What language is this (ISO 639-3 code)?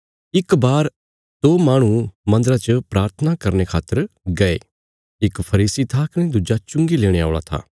kfs